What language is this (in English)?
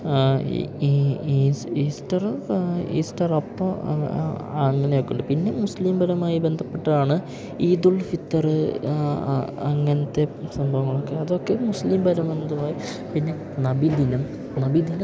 Malayalam